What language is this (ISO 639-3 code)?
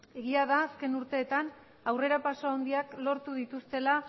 eus